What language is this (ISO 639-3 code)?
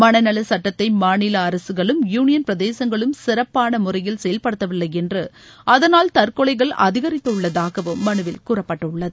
tam